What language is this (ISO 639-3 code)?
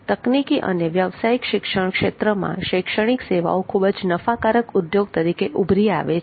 guj